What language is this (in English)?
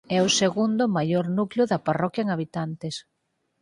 Galician